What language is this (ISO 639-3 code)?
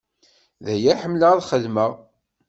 kab